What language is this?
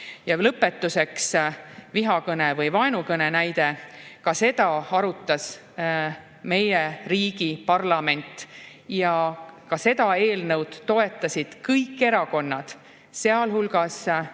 Estonian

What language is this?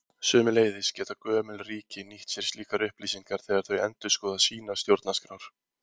Icelandic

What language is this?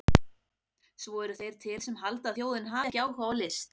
Icelandic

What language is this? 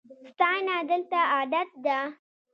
Pashto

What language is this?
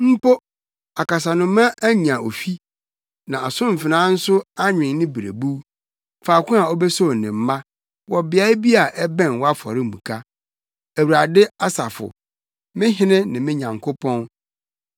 Akan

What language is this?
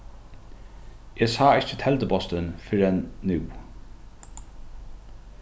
Faroese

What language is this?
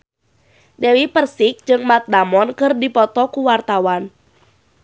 Sundanese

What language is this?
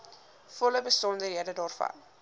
Afrikaans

